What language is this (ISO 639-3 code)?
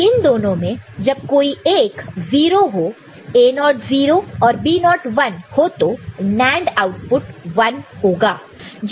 hin